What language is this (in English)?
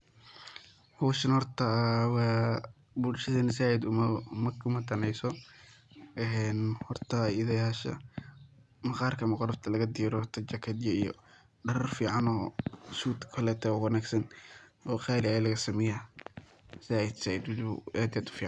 Somali